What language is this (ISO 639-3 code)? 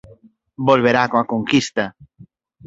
glg